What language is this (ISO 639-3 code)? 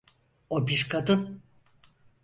tur